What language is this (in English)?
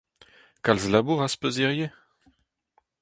Breton